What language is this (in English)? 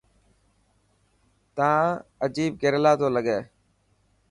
Dhatki